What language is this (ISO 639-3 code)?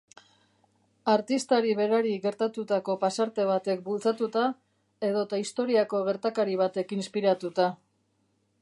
eus